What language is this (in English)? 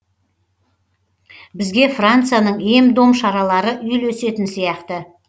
Kazakh